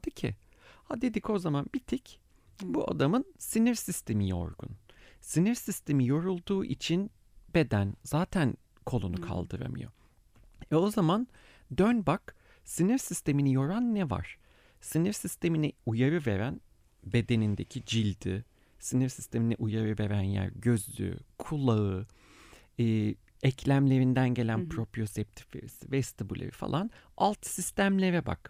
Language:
Turkish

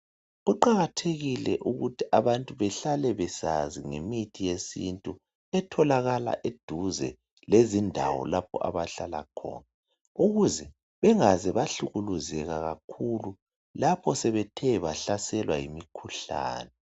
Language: North Ndebele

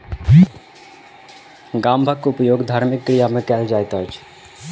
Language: Maithili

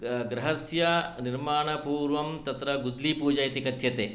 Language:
Sanskrit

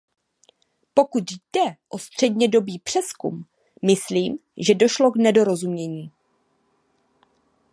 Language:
Czech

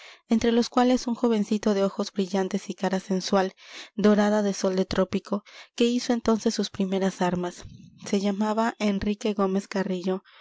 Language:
Spanish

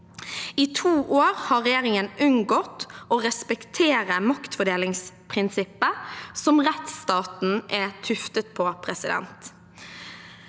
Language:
Norwegian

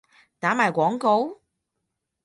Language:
Cantonese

